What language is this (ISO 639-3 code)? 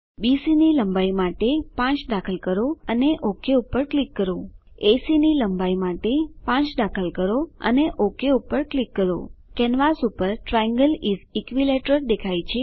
guj